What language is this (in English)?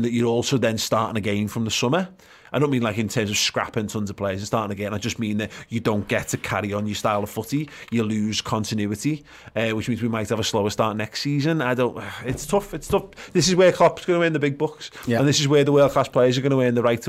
English